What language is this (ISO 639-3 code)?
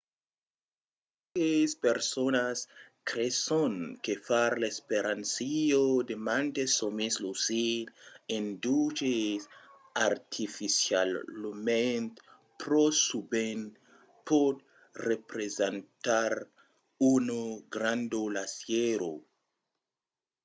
oci